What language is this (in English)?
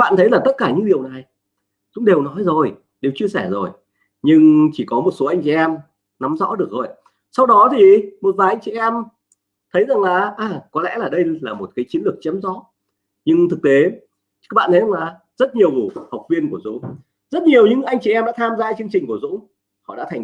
Vietnamese